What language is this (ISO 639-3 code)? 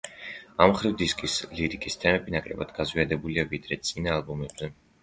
kat